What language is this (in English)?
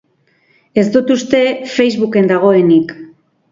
Basque